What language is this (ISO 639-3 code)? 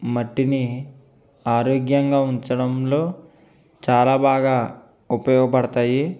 tel